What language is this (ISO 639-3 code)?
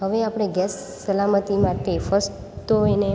guj